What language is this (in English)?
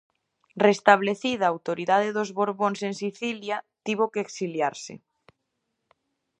Galician